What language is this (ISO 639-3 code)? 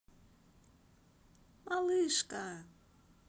rus